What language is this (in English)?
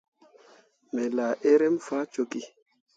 Mundang